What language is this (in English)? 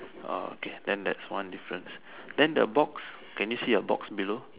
English